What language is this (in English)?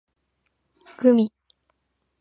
Japanese